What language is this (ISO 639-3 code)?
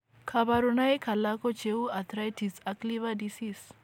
kln